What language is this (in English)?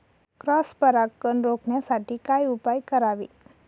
Marathi